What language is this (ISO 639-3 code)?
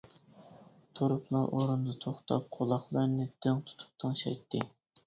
uig